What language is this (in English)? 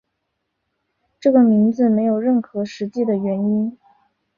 Chinese